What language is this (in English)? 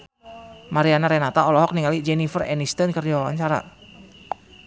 Sundanese